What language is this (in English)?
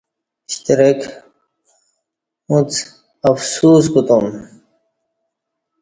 Kati